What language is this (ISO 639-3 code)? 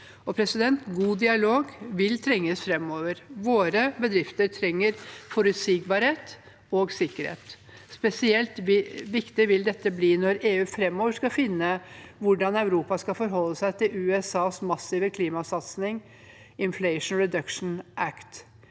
nor